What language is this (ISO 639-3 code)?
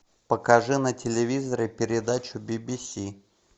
rus